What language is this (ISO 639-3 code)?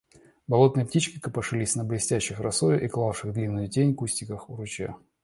rus